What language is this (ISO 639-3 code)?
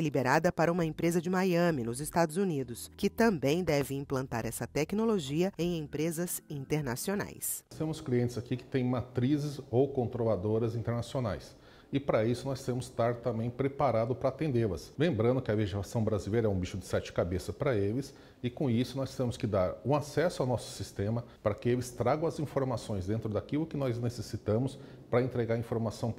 por